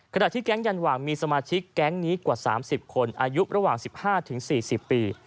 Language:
Thai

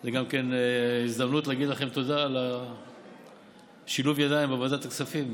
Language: Hebrew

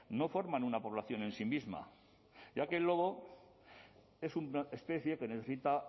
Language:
Spanish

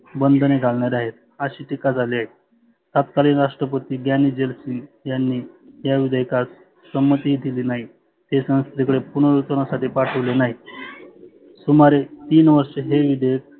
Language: Marathi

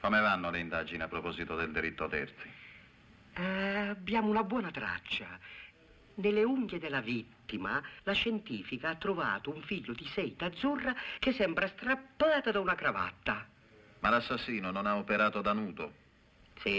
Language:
Italian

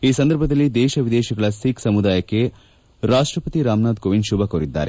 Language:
Kannada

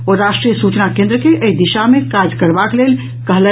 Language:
Maithili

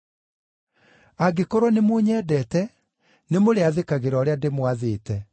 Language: Kikuyu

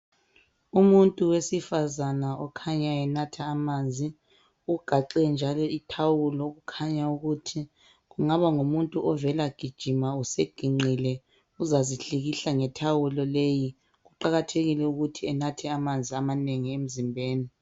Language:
North Ndebele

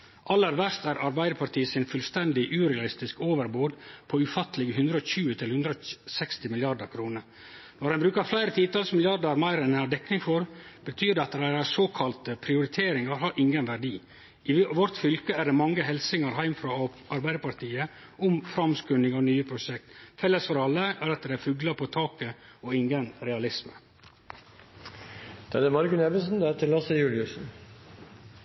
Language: Norwegian Nynorsk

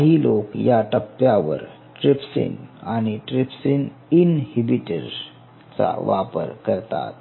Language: Marathi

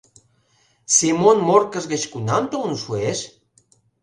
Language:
Mari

